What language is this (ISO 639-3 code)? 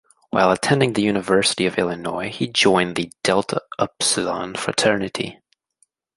eng